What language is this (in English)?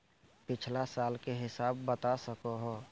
Magahi